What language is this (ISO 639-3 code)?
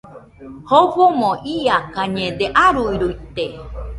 hux